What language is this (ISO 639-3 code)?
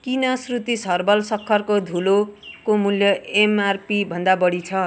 nep